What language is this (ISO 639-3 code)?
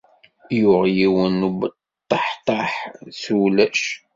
kab